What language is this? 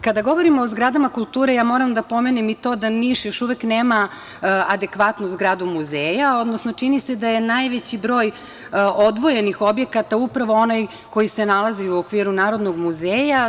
Serbian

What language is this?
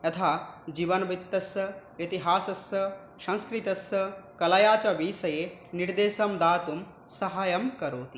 Sanskrit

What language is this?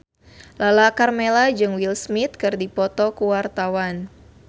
Sundanese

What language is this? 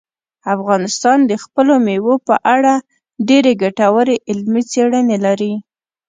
Pashto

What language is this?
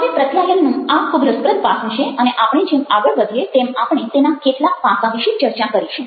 Gujarati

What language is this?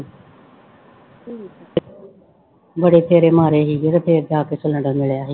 Punjabi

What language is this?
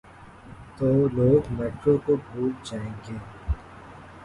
Urdu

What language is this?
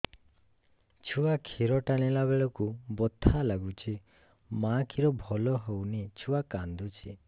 Odia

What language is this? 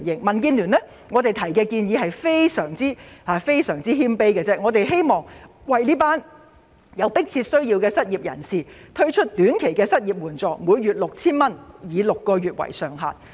Cantonese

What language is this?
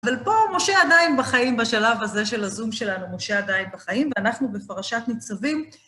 Hebrew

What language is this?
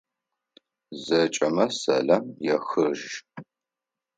Adyghe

